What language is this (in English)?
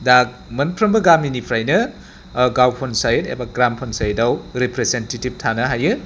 Bodo